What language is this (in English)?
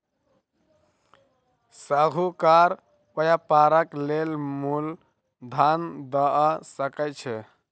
Maithili